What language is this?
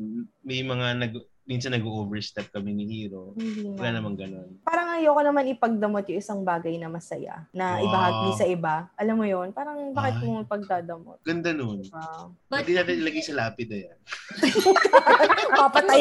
Filipino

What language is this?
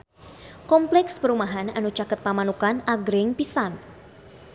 Sundanese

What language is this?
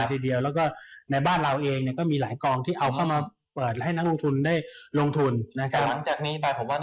Thai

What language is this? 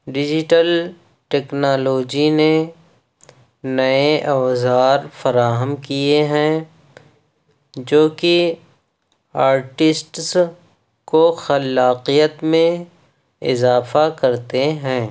Urdu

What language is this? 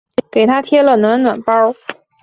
Chinese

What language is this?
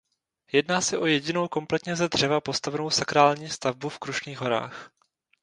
Czech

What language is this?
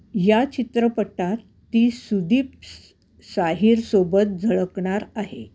Marathi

